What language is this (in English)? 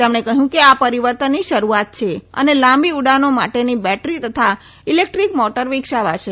Gujarati